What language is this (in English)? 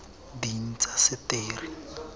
Tswana